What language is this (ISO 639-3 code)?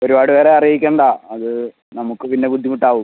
mal